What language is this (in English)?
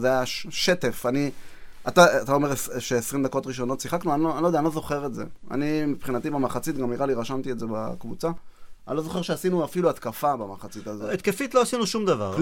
Hebrew